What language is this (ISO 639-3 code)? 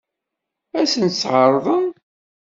kab